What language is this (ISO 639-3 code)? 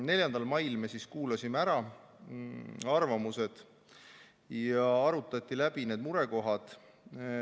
est